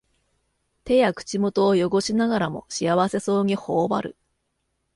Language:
Japanese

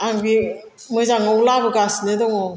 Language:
Bodo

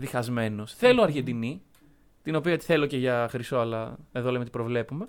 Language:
Greek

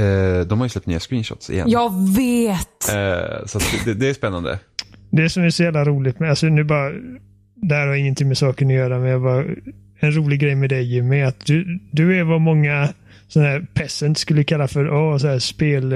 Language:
Swedish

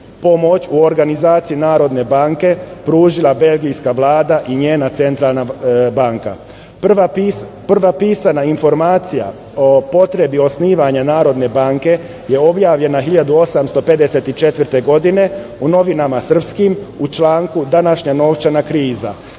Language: Serbian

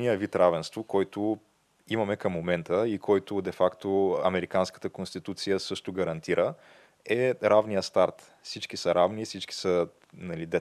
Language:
Bulgarian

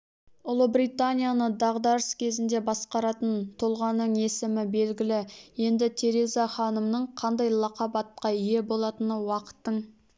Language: Kazakh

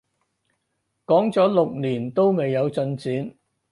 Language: Cantonese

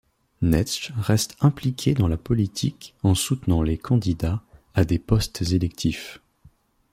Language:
French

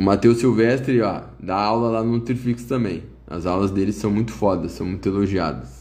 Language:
Portuguese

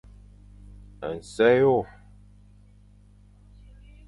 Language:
Fang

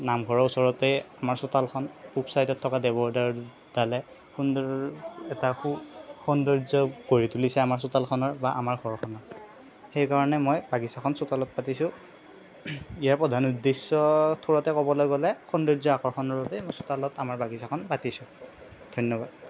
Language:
Assamese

